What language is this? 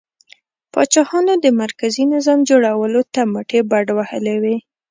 Pashto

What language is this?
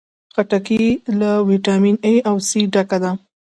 Pashto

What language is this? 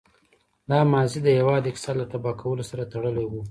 Pashto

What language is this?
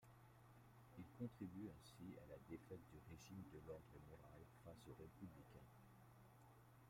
French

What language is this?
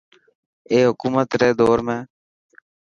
Dhatki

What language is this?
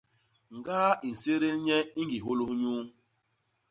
Basaa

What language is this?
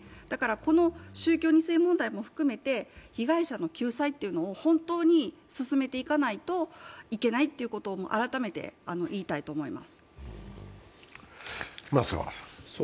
Japanese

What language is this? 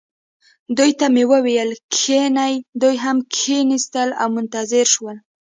Pashto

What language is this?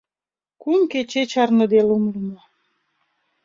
Mari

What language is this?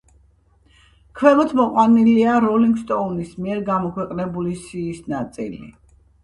Georgian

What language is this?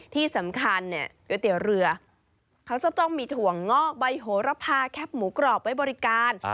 Thai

